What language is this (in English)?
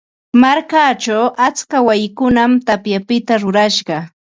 Ambo-Pasco Quechua